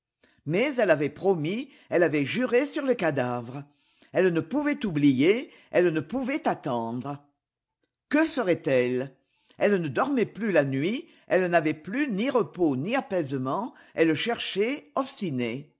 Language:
French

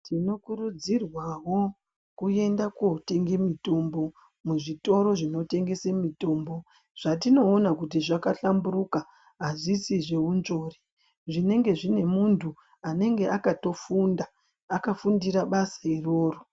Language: Ndau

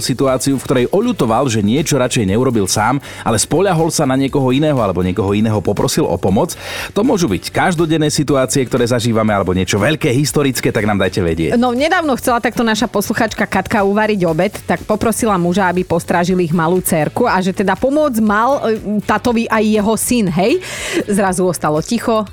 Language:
Slovak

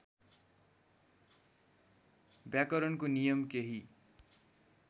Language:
Nepali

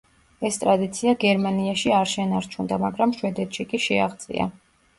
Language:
Georgian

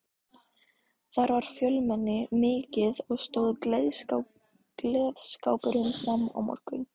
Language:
Icelandic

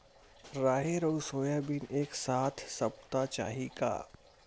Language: Chhattisgarhi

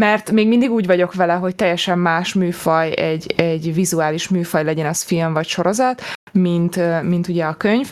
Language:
Hungarian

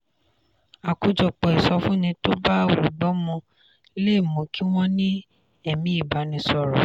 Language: Yoruba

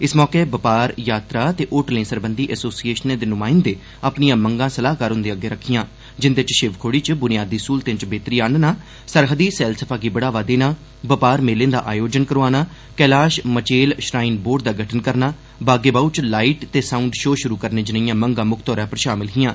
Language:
Dogri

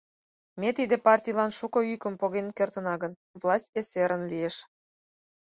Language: Mari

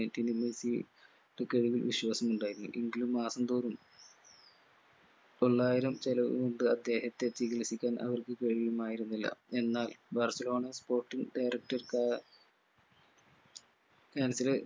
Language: Malayalam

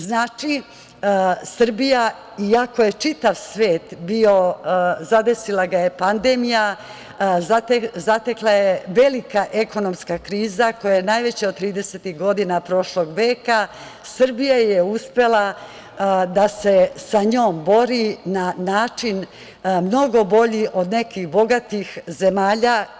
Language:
Serbian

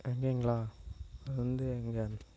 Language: Tamil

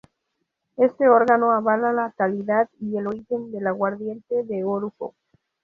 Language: Spanish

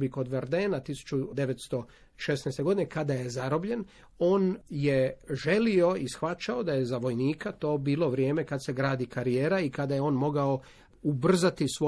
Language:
Croatian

